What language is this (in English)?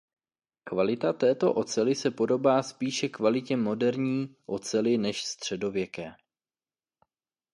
Czech